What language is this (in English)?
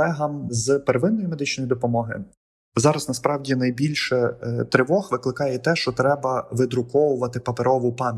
Ukrainian